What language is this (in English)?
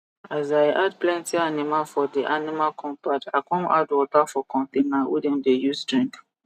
Nigerian Pidgin